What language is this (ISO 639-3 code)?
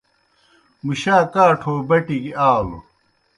plk